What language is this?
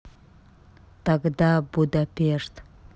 Russian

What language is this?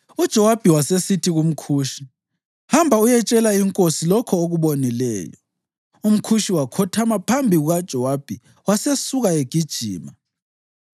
North Ndebele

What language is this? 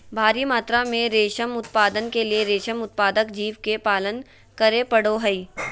Magahi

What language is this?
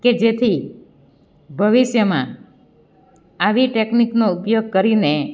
Gujarati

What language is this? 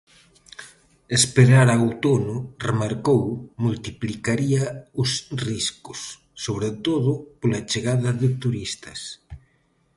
Galician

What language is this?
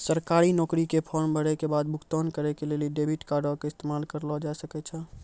Maithili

